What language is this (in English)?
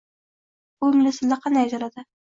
Uzbek